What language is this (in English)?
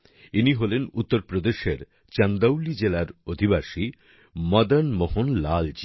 Bangla